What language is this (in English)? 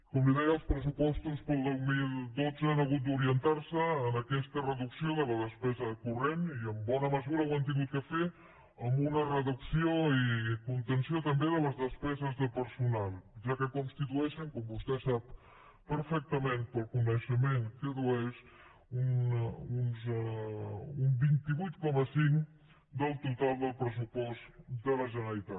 Catalan